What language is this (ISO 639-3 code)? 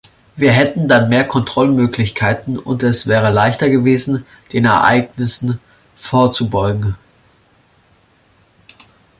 deu